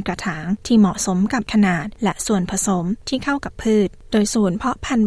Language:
Thai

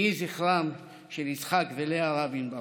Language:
Hebrew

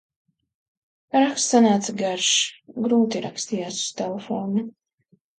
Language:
Latvian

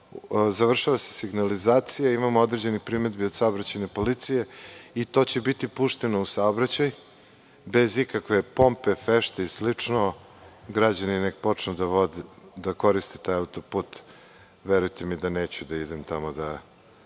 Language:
Serbian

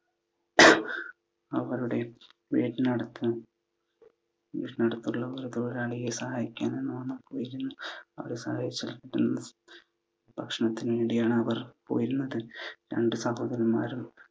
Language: Malayalam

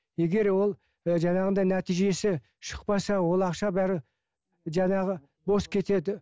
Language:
Kazakh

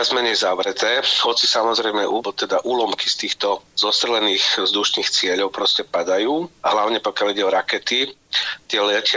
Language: Slovak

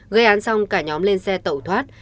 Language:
Vietnamese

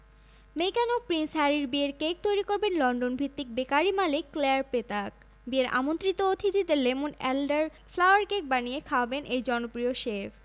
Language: Bangla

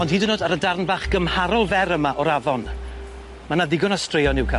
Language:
Welsh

